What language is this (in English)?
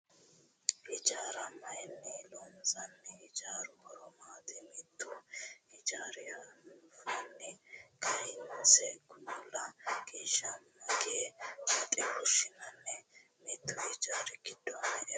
Sidamo